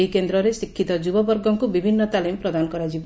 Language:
Odia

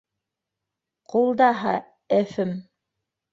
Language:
Bashkir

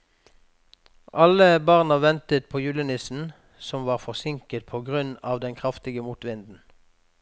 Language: Norwegian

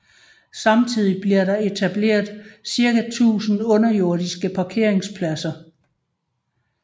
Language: Danish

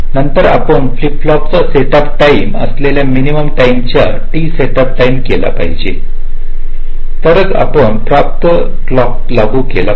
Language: Marathi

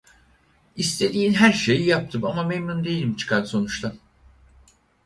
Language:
Turkish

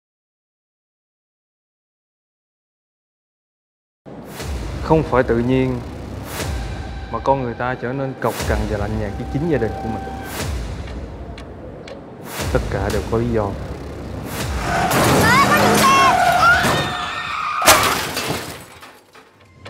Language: Vietnamese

